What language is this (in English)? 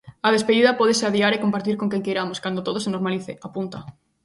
Galician